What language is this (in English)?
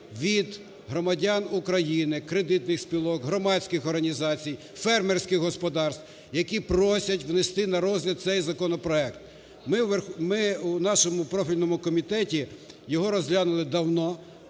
Ukrainian